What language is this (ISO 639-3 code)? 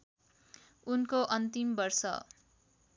nep